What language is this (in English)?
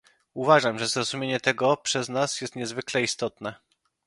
Polish